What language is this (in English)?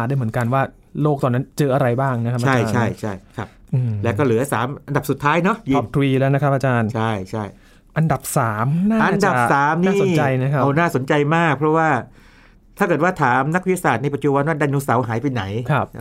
Thai